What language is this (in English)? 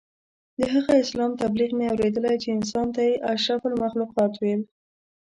Pashto